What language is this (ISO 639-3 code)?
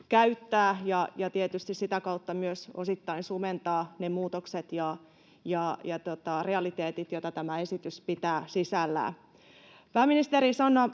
fin